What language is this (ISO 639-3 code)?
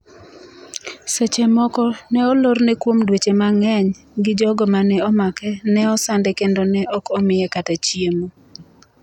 luo